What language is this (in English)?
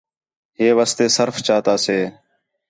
Khetrani